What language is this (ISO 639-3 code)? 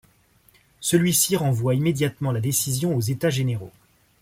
fra